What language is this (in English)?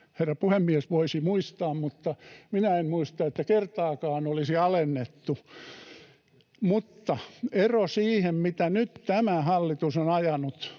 Finnish